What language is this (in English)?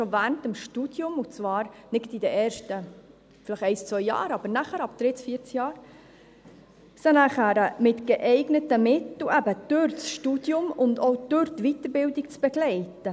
Swiss German